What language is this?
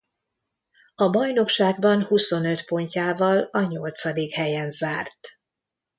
Hungarian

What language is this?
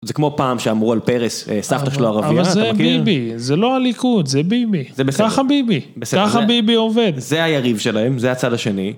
Hebrew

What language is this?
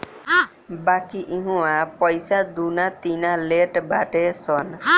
Bhojpuri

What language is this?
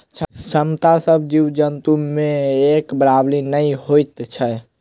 Maithili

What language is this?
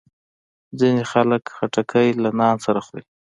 Pashto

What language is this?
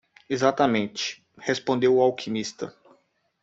Portuguese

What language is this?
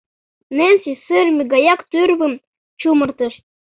Mari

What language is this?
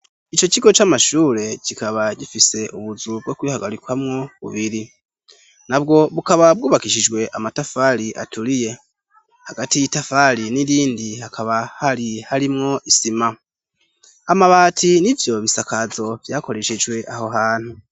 Rundi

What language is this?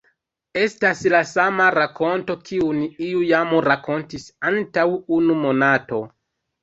Esperanto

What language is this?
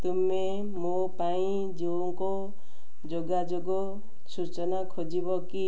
Odia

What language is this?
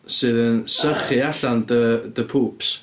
Welsh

